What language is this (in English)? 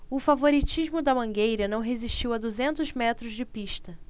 Portuguese